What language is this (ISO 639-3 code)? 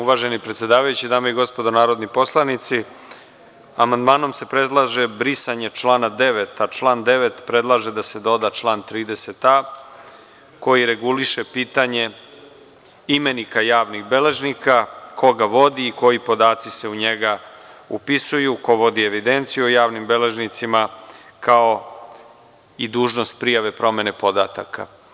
srp